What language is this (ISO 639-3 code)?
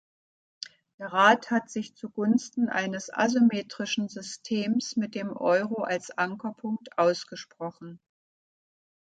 deu